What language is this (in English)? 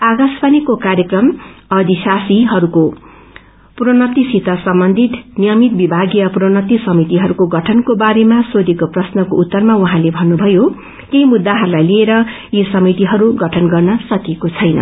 Nepali